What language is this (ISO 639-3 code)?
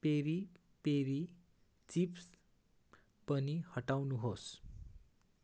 nep